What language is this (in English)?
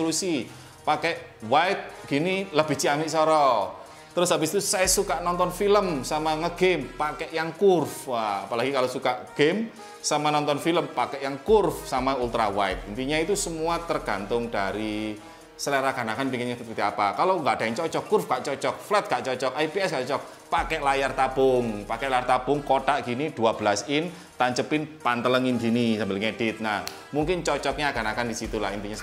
Indonesian